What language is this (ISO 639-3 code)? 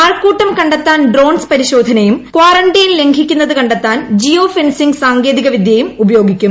mal